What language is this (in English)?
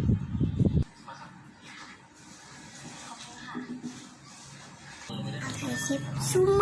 Thai